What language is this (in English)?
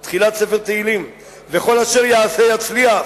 Hebrew